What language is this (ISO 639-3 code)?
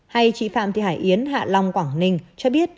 vie